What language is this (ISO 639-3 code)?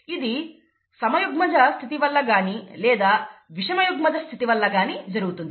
tel